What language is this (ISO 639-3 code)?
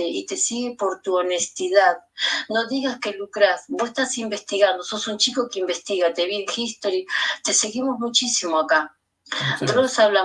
spa